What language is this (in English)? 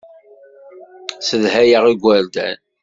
Kabyle